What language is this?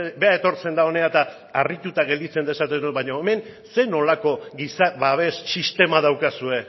Basque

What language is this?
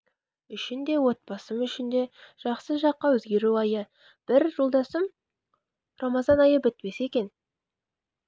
Kazakh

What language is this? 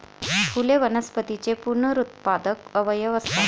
Marathi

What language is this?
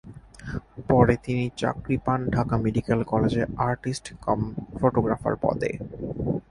Bangla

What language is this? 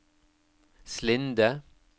Norwegian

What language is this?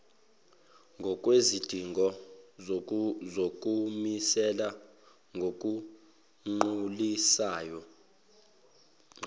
Zulu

